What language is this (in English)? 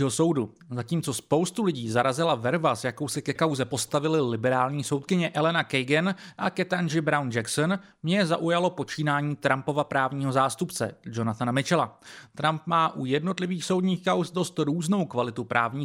Czech